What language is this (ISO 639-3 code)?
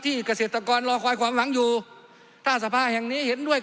tha